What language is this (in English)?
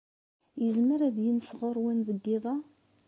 Kabyle